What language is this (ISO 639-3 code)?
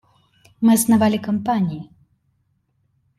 rus